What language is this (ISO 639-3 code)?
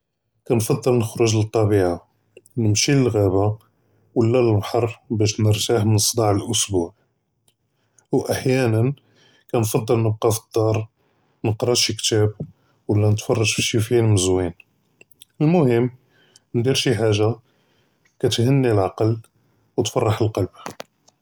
jrb